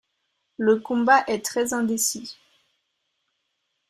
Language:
French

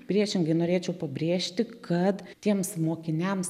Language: Lithuanian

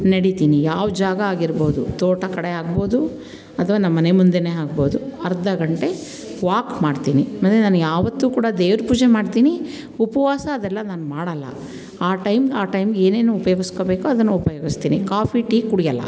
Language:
Kannada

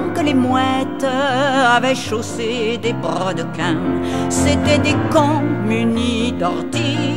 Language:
French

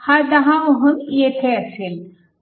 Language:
Marathi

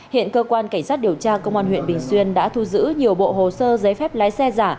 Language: Vietnamese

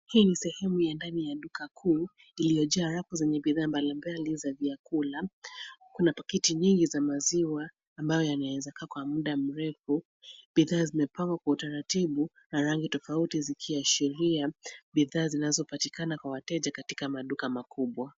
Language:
Swahili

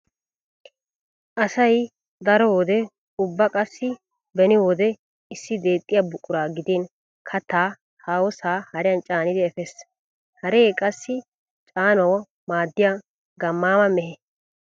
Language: Wolaytta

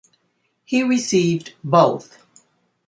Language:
English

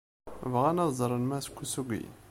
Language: Kabyle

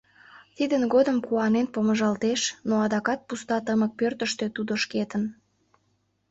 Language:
Mari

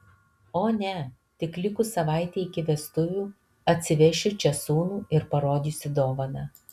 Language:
Lithuanian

